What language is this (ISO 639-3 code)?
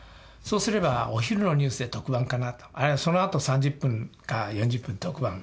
jpn